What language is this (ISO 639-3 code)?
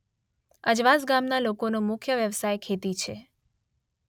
guj